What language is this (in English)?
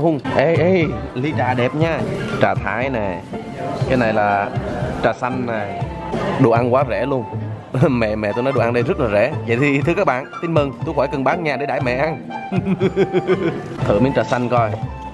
Vietnamese